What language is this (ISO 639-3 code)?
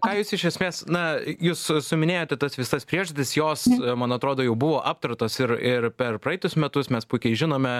lit